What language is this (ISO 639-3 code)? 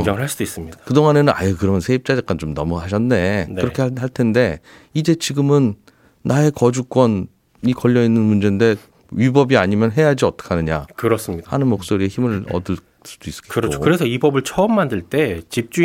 kor